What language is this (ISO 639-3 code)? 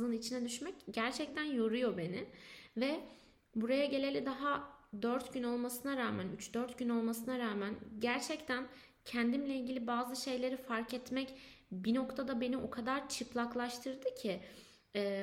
tur